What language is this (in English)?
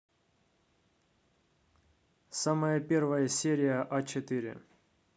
Russian